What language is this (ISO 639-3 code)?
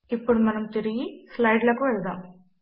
tel